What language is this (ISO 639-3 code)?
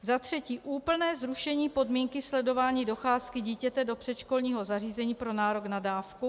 ces